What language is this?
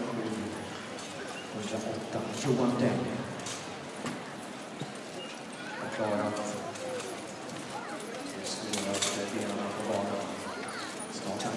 Swedish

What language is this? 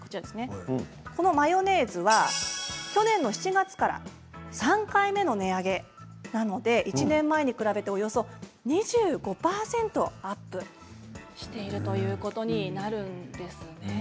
Japanese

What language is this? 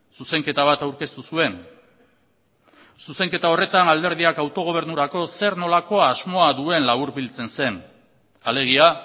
Basque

